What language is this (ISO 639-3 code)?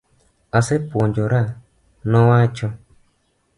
luo